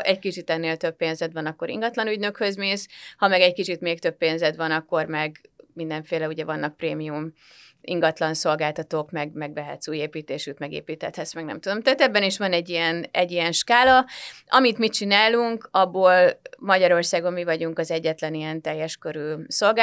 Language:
Hungarian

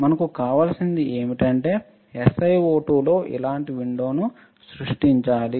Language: Telugu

